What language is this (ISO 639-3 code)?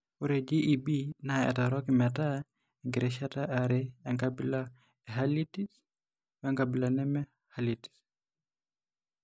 mas